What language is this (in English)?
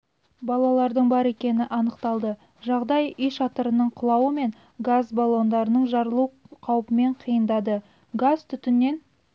Kazakh